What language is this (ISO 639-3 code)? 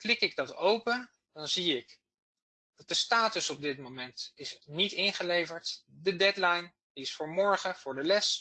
nld